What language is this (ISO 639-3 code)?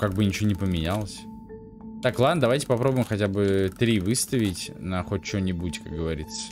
rus